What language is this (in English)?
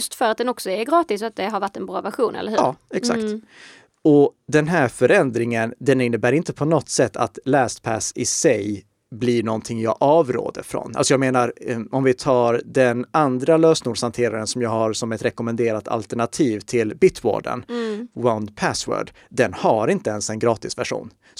Swedish